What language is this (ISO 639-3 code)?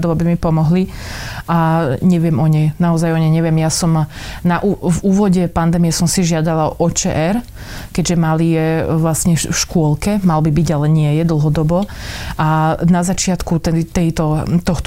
slk